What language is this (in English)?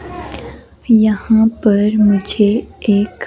Hindi